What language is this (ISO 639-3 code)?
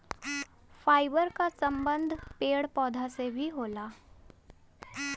bho